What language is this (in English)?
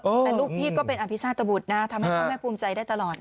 Thai